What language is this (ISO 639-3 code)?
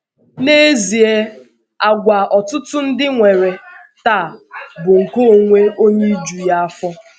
ibo